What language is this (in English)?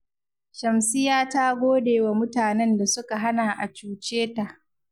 Hausa